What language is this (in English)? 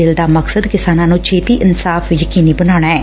Punjabi